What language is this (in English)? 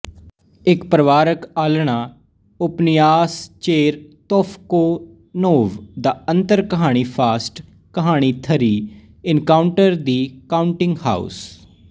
Punjabi